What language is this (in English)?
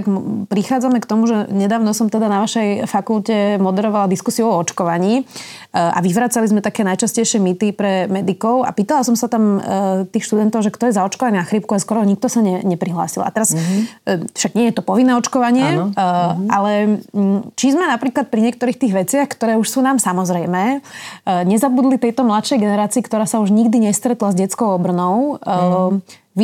Slovak